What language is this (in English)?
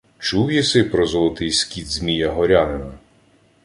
Ukrainian